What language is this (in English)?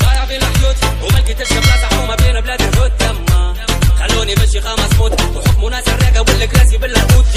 Arabic